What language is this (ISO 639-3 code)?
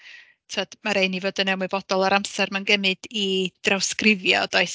cym